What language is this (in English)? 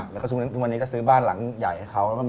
Thai